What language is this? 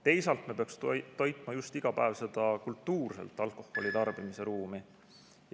Estonian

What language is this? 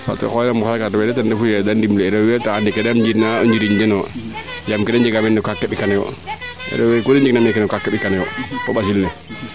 Serer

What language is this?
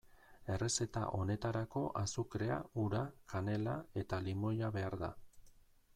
Basque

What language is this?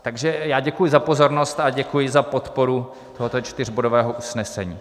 Czech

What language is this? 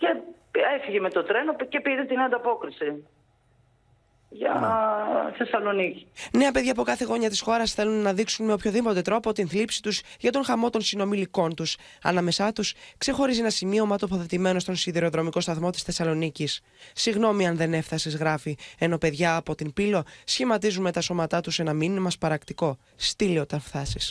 Greek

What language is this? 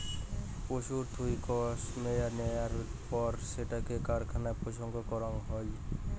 Bangla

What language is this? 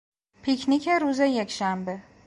Persian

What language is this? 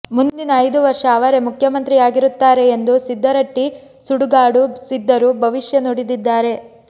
Kannada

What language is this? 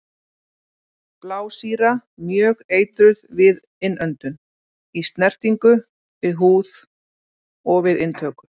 Icelandic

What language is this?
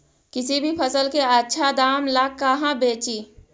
Magahi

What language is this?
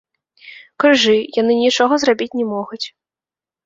Belarusian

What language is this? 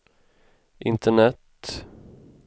Swedish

